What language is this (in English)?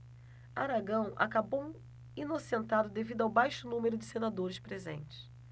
Portuguese